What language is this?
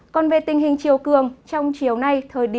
Vietnamese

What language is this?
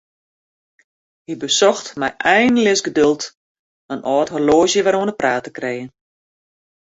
Western Frisian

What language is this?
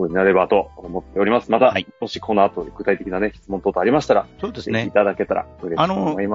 Japanese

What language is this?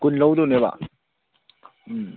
Manipuri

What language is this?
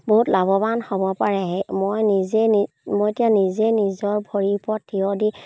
Assamese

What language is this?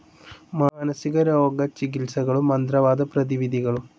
Malayalam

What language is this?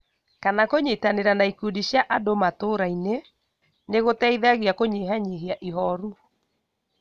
Kikuyu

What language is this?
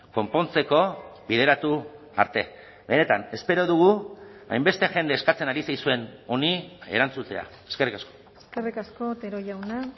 Basque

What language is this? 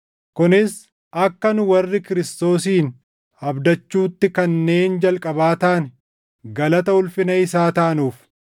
Oromo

